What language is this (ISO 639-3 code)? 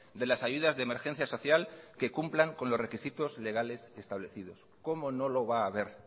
spa